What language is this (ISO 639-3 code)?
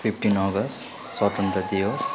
nep